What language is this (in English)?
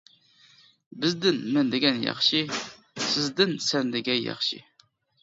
Uyghur